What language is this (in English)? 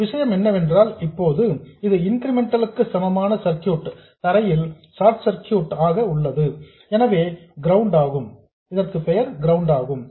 Tamil